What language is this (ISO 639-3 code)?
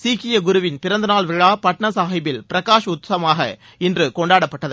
tam